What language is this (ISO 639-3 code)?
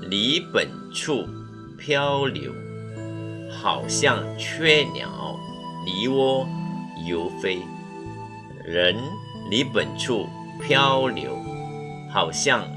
zho